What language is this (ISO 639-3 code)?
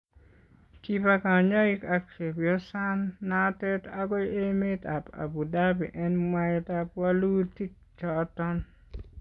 kln